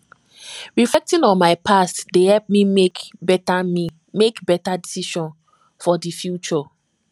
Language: Nigerian Pidgin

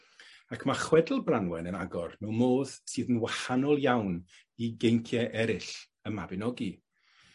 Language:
Welsh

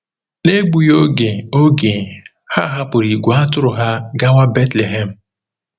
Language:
Igbo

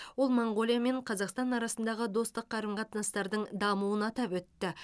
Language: Kazakh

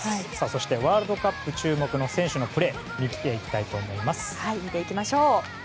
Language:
Japanese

